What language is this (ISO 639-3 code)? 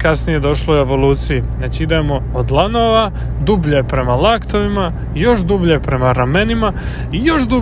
hrv